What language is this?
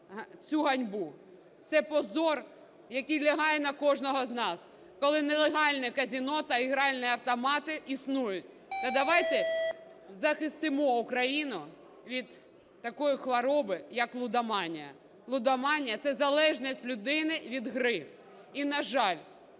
Ukrainian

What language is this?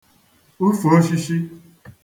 Igbo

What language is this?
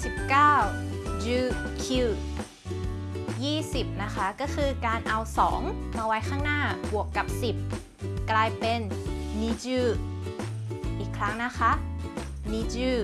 Thai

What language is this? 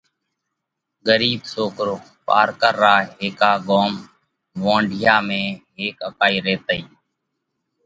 Parkari Koli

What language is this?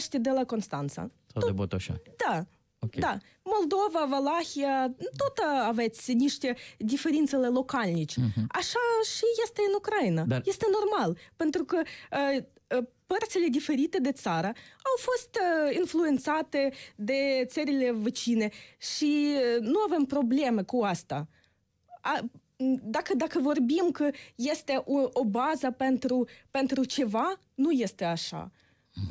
Romanian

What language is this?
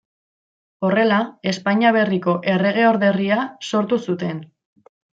Basque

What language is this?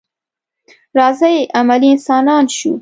Pashto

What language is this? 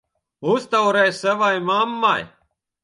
Latvian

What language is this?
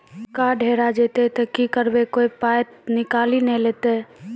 Maithili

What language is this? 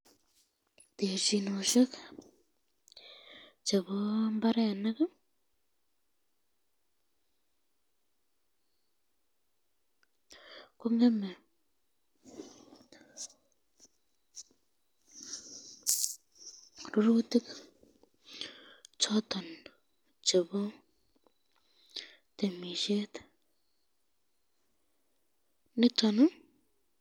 Kalenjin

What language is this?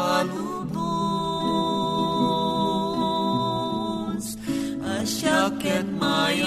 Filipino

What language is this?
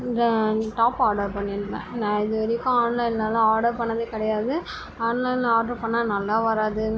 Tamil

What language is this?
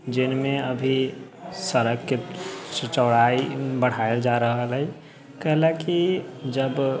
Maithili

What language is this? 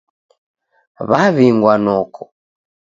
Taita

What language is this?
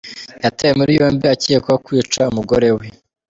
Kinyarwanda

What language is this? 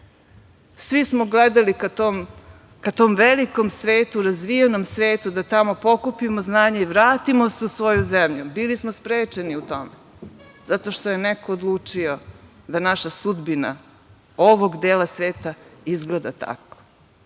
Serbian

